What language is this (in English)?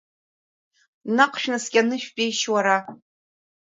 Abkhazian